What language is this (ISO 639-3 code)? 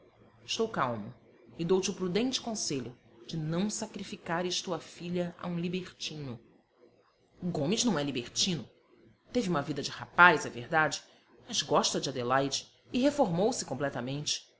por